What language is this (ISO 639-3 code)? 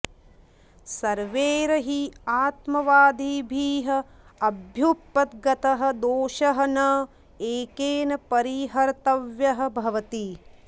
san